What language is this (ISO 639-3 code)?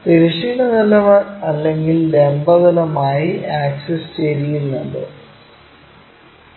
mal